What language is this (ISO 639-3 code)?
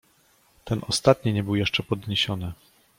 pol